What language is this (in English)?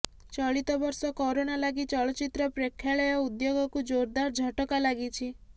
Odia